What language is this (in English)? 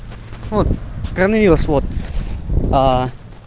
Russian